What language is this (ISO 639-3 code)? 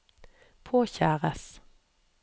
nor